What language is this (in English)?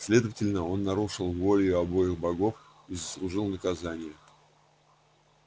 Russian